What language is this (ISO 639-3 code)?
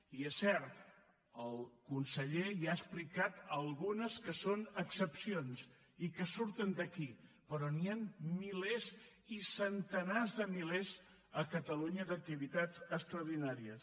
cat